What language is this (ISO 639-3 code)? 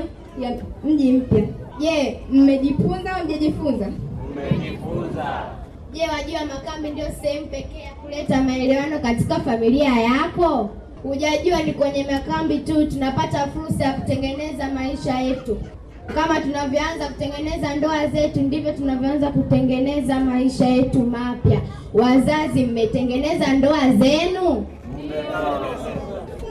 swa